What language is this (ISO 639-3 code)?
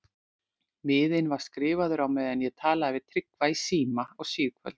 isl